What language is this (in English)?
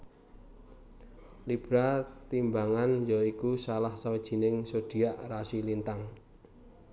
Javanese